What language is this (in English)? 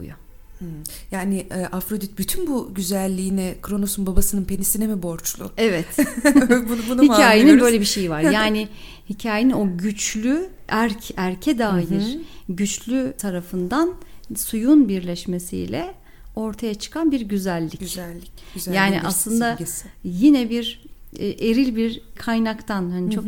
Turkish